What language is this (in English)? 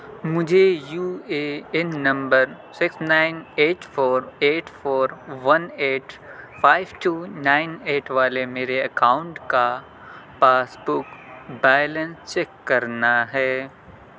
Urdu